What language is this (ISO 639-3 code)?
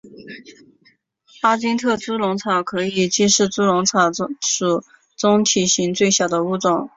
zho